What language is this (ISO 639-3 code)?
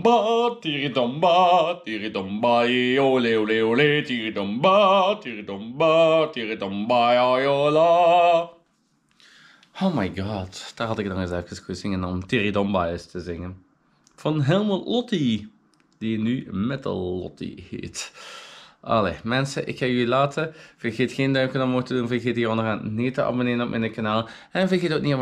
nld